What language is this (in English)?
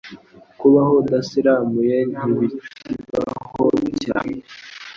Kinyarwanda